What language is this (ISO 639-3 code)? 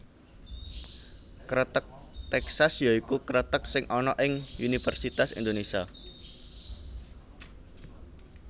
jav